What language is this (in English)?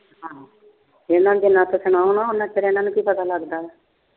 Punjabi